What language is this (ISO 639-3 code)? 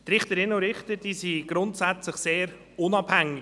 gsw